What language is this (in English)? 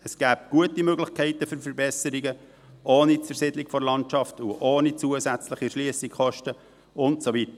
Swiss German